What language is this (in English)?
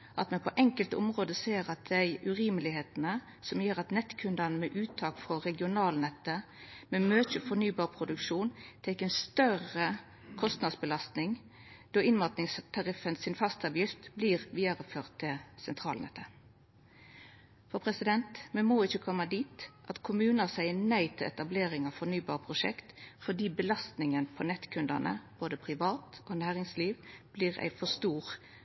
Norwegian Nynorsk